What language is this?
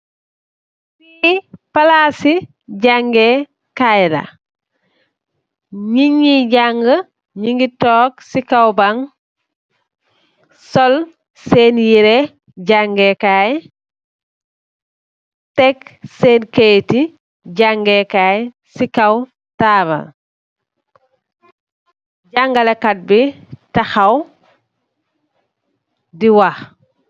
Wolof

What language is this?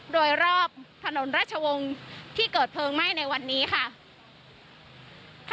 Thai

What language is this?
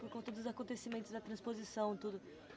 Portuguese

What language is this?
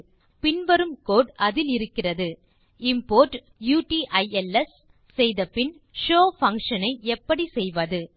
Tamil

